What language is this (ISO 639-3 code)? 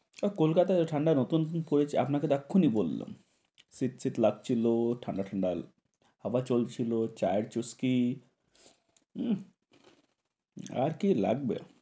ben